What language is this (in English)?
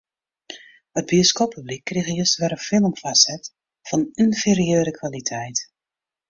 Western Frisian